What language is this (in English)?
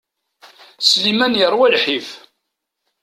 Kabyle